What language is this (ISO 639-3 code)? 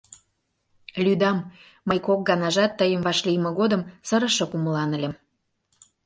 chm